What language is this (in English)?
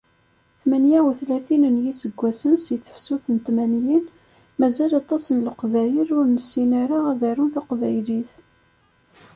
Kabyle